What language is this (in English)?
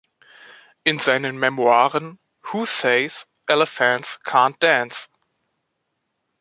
German